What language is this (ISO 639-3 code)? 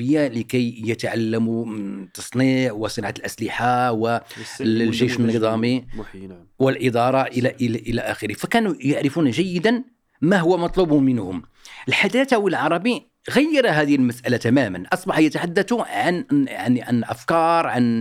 ara